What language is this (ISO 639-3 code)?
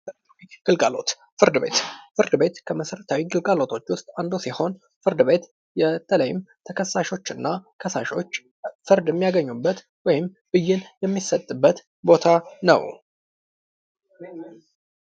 amh